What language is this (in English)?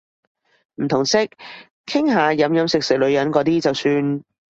Cantonese